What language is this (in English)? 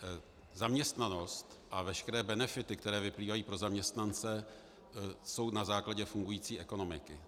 Czech